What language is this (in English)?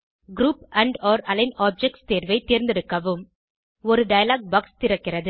Tamil